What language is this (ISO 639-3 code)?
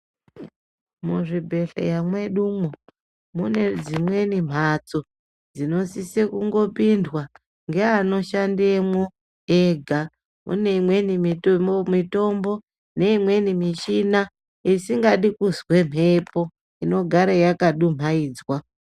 ndc